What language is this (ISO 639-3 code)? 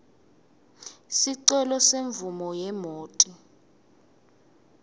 ssw